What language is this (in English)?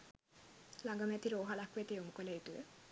Sinhala